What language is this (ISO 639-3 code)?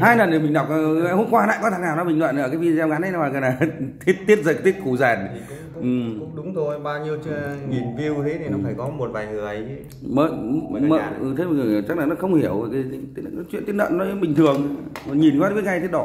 vie